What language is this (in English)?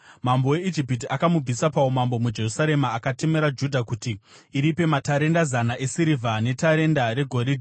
Shona